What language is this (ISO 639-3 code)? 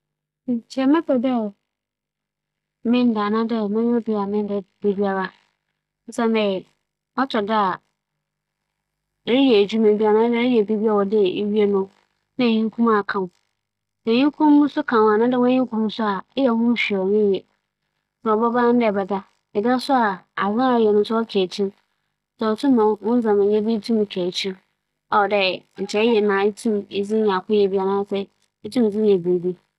aka